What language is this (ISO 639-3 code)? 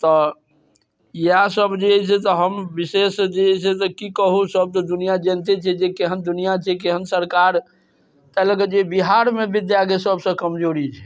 mai